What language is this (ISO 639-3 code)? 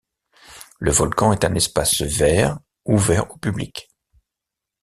fra